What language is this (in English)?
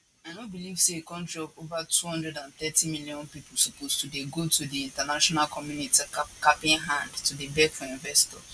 Nigerian Pidgin